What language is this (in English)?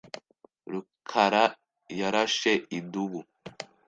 Kinyarwanda